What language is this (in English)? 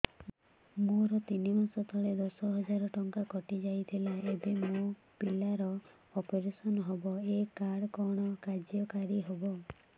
Odia